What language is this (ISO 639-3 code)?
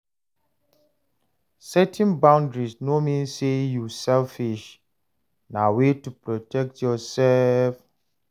pcm